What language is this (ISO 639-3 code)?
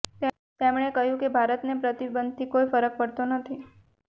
guj